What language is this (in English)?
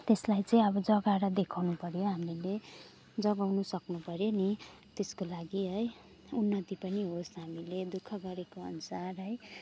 Nepali